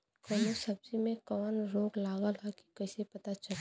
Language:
Bhojpuri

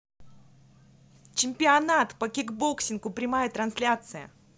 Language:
Russian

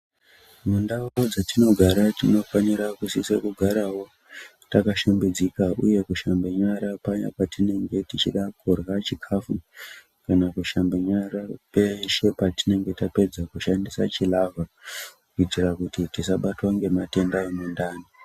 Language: Ndau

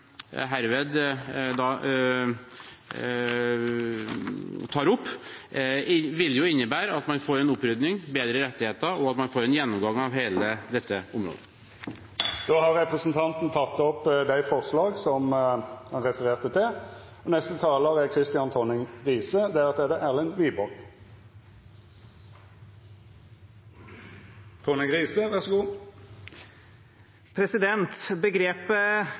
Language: Norwegian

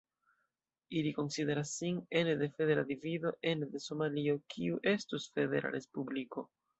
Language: Esperanto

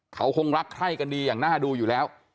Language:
Thai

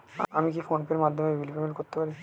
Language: Bangla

